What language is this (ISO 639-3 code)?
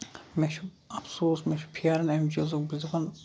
kas